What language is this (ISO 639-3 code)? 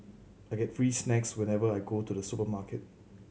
eng